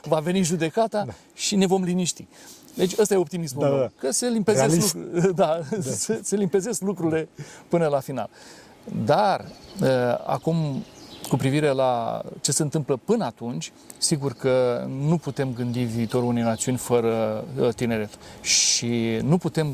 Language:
Romanian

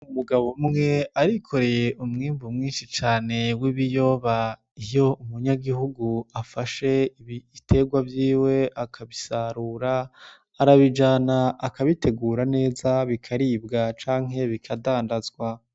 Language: Rundi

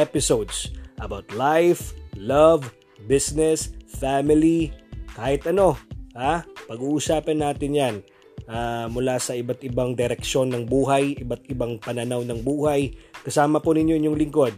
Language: Filipino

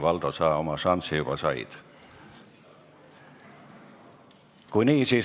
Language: Estonian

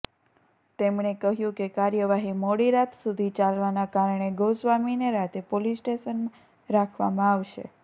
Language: Gujarati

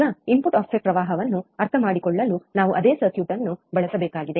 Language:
Kannada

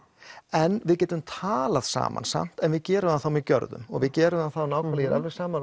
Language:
Icelandic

